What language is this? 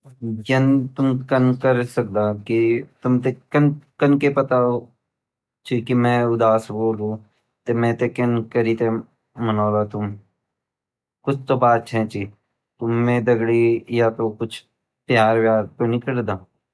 Garhwali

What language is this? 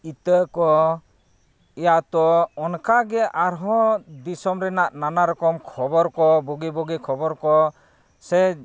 Santali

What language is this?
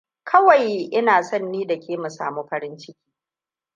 Hausa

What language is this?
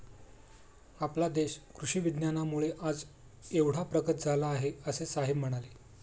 Marathi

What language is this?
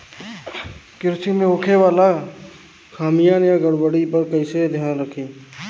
Bhojpuri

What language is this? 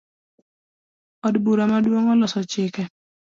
Luo (Kenya and Tanzania)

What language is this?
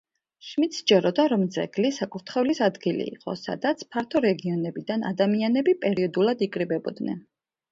Georgian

